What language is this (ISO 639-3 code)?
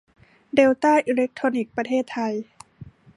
tha